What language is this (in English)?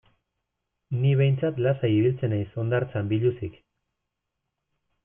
Basque